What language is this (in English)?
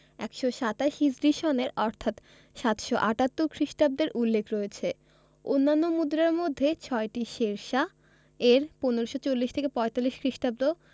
Bangla